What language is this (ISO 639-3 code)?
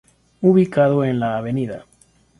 spa